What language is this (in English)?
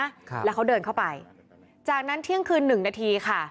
Thai